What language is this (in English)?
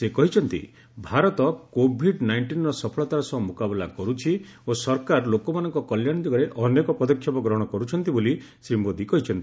Odia